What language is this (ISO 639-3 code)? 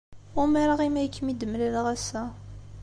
kab